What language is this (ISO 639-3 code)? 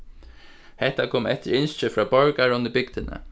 fao